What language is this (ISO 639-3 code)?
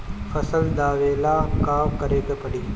bho